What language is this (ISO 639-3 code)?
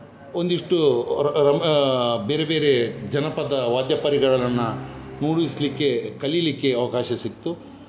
kan